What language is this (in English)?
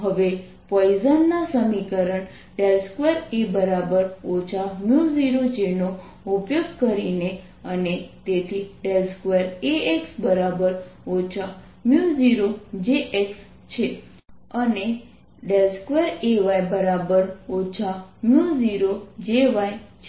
Gujarati